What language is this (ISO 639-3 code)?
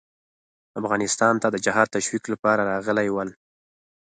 pus